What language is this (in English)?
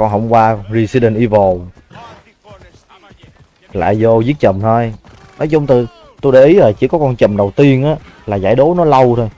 Vietnamese